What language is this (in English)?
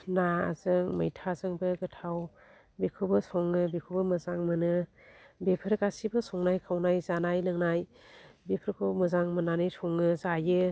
Bodo